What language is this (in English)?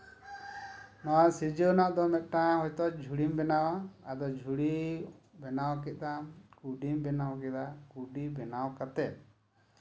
Santali